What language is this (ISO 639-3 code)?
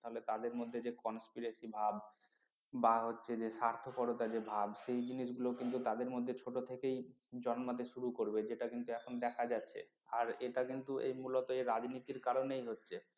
ben